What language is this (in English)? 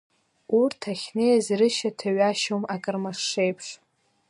Abkhazian